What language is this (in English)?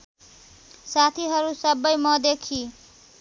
Nepali